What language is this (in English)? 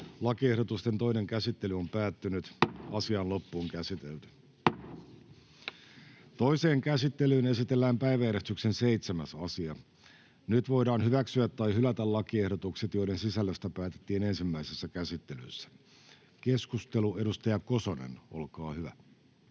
Finnish